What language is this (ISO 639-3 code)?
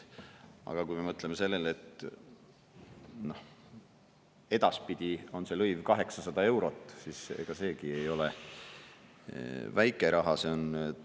est